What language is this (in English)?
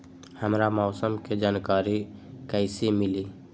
Magahi